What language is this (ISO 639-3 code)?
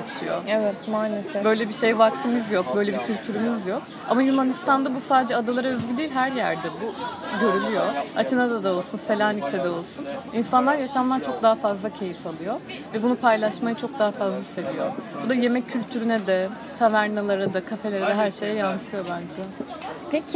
tur